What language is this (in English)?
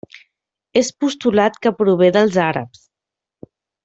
Catalan